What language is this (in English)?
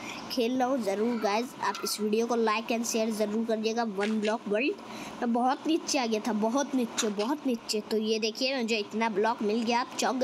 Vietnamese